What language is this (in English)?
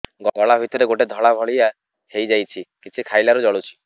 Odia